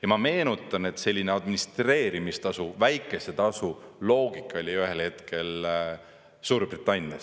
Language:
Estonian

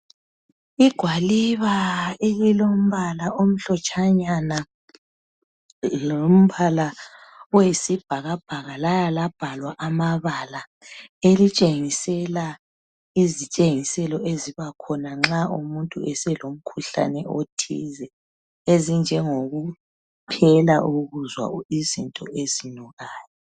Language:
North Ndebele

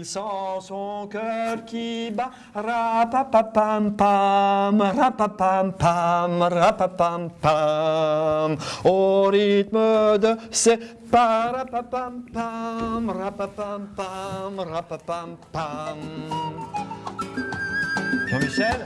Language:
French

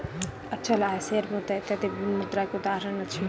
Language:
Maithili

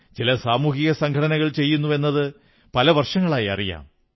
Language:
Malayalam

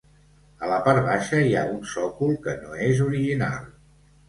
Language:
Catalan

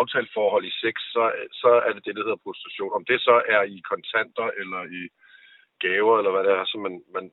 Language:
Danish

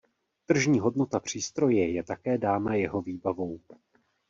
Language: Czech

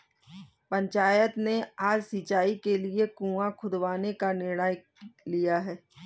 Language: Hindi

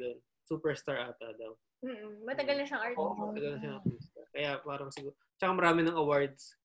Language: Filipino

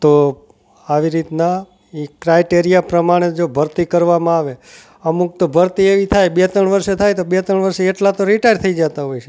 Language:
Gujarati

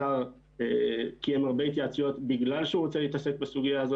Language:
Hebrew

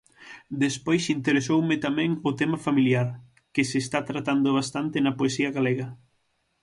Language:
Galician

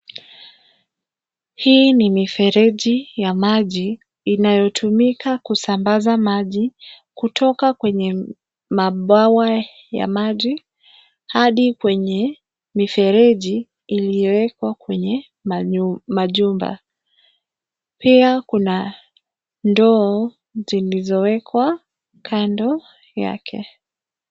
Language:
Swahili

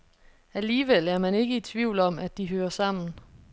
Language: Danish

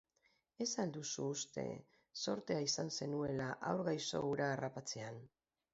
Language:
Basque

